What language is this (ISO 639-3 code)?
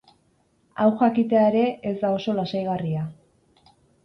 eus